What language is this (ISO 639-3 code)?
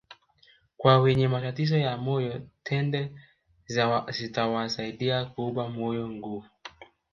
swa